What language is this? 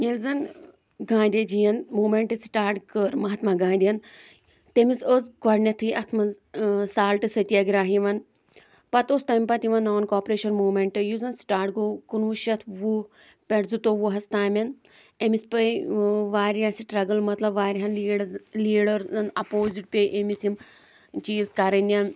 Kashmiri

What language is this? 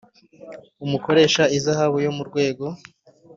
Kinyarwanda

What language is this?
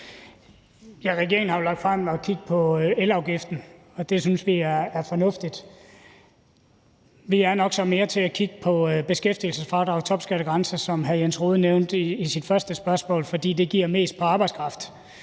Danish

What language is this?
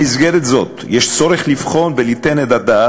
Hebrew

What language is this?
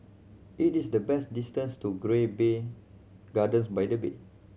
English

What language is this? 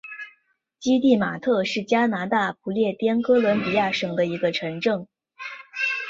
Chinese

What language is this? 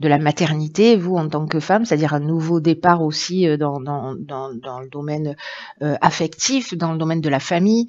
French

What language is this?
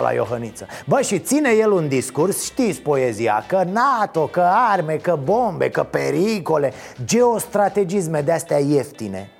Romanian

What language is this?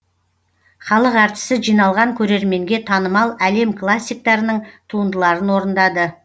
Kazakh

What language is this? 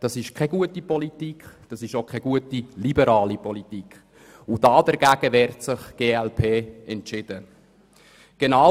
Swiss German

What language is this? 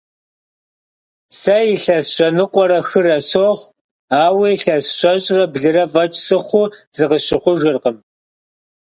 Kabardian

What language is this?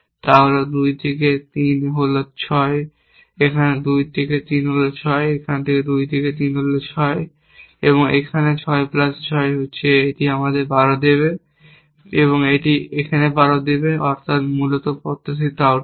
Bangla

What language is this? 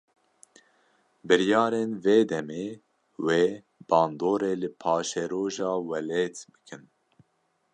Kurdish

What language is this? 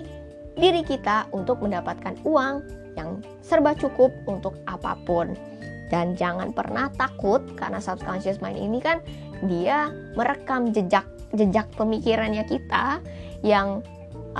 Indonesian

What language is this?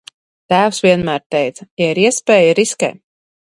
Latvian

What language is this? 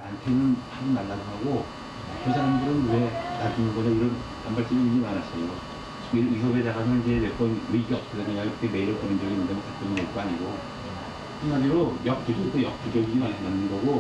Korean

